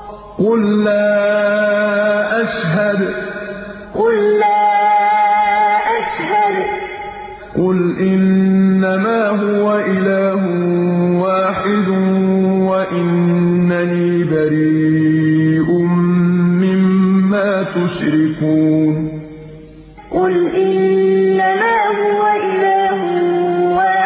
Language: Arabic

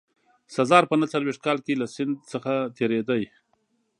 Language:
Pashto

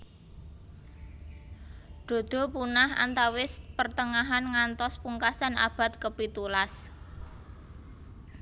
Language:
Javanese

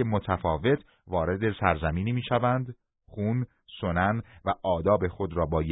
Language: Persian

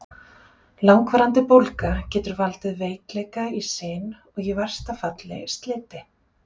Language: Icelandic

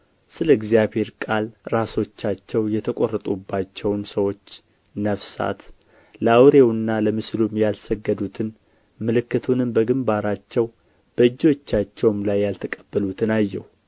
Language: Amharic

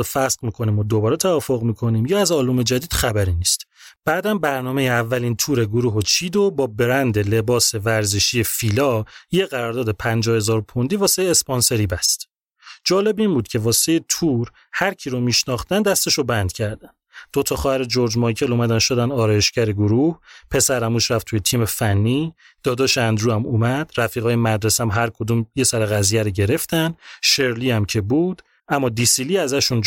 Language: Persian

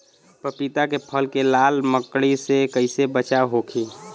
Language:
Bhojpuri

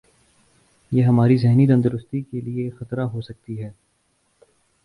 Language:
Urdu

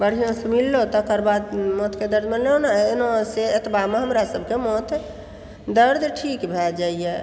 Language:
Maithili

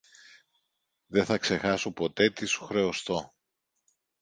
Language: Greek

